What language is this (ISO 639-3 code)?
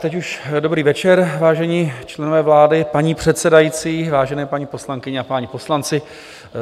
ces